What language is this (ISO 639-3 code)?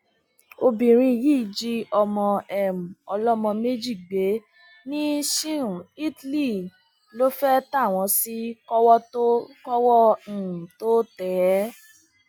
yor